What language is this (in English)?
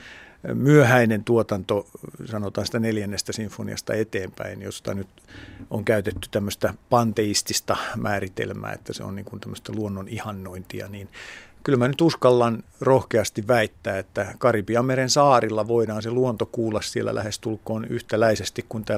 Finnish